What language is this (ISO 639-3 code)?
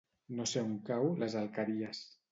cat